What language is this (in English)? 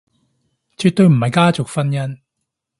Cantonese